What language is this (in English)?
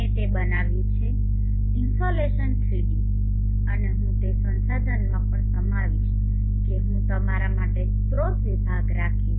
Gujarati